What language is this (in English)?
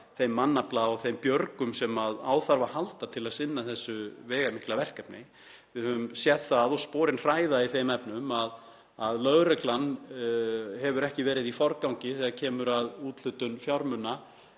Icelandic